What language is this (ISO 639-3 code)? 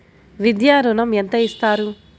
tel